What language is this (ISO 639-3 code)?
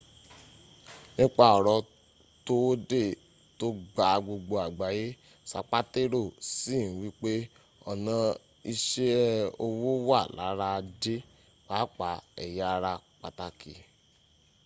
yor